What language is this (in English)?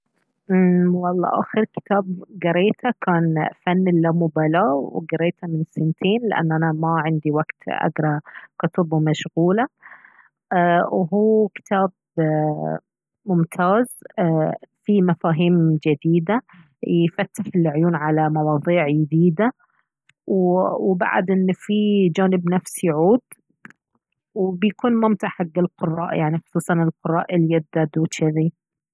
Baharna Arabic